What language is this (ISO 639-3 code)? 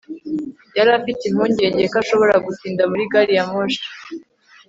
kin